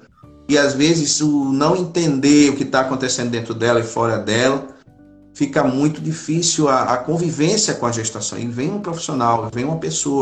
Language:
Portuguese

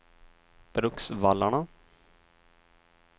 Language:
Swedish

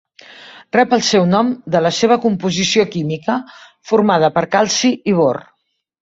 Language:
Catalan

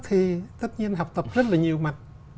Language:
Vietnamese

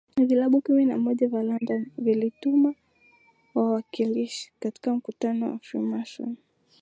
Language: Swahili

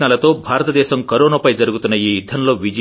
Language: Telugu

